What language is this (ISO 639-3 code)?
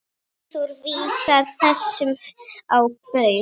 isl